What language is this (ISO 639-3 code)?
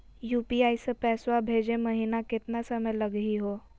mag